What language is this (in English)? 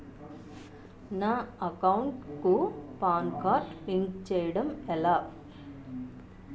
Telugu